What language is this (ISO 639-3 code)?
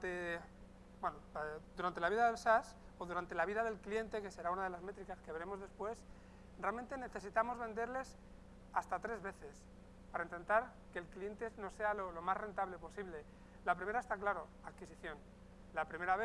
spa